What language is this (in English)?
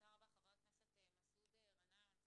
Hebrew